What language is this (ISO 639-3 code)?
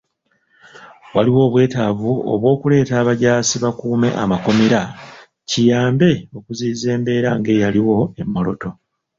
lug